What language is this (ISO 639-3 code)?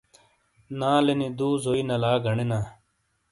scl